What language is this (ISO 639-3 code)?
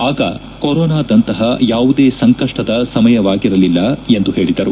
kan